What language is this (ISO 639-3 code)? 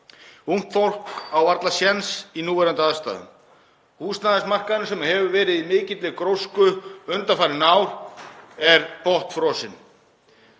isl